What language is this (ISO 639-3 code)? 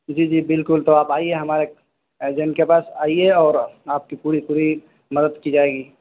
urd